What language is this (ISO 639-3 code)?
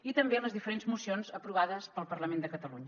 cat